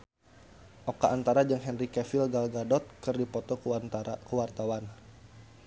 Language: Sundanese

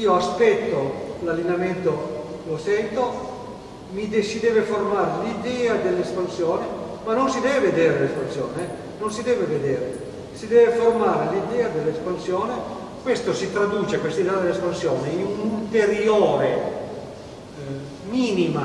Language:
Italian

